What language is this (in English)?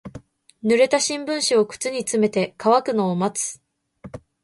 Japanese